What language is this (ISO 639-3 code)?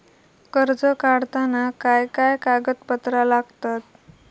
mar